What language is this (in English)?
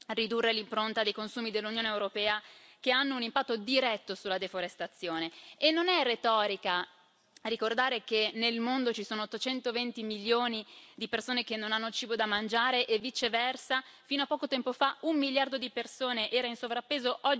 Italian